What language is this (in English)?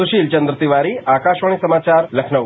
Hindi